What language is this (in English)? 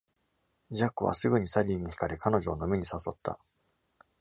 Japanese